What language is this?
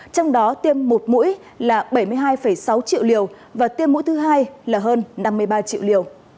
Vietnamese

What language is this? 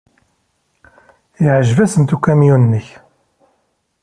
Kabyle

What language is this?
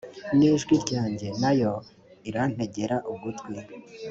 Kinyarwanda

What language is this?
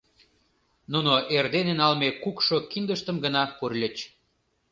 Mari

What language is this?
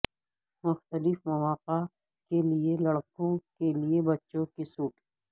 Urdu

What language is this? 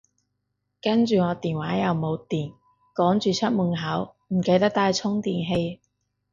Cantonese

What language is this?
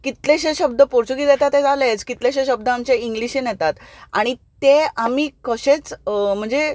Konkani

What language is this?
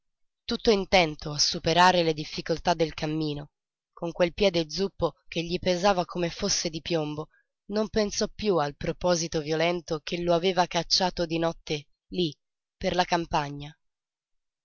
Italian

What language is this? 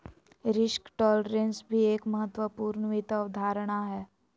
Magahi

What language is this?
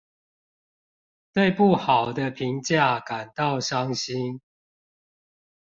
Chinese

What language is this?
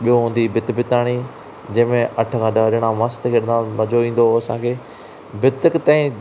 Sindhi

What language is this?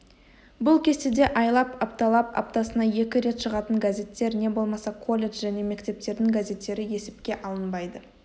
Kazakh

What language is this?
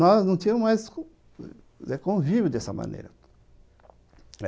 Portuguese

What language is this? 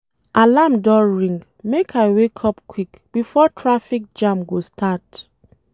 Nigerian Pidgin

